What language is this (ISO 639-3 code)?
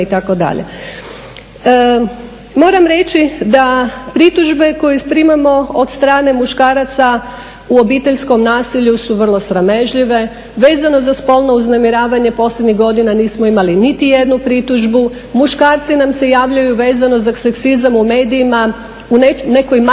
hrv